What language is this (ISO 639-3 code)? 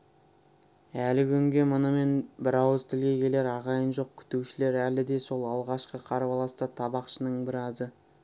kaz